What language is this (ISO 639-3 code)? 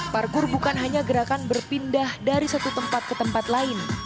ind